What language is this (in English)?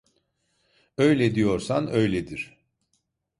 Turkish